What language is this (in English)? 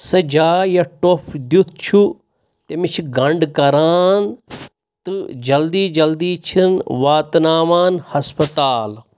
Kashmiri